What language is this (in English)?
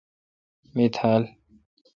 Kalkoti